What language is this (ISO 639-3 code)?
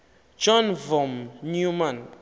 xho